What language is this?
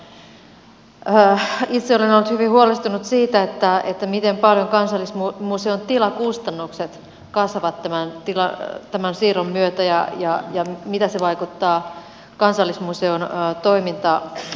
Finnish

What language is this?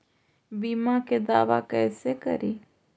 Magahi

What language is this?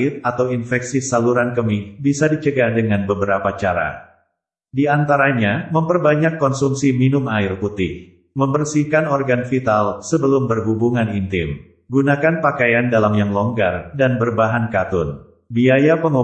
Indonesian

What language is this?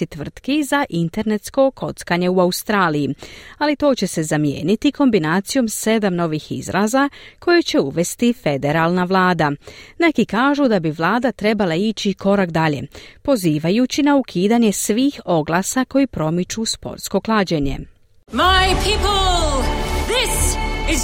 Croatian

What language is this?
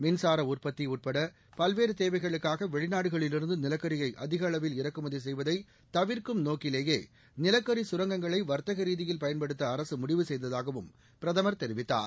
Tamil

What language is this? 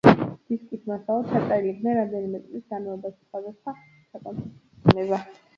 Georgian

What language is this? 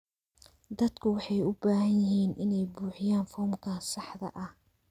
Somali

